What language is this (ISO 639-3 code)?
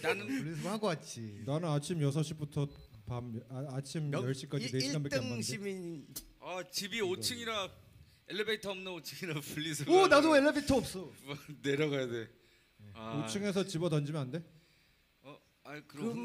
kor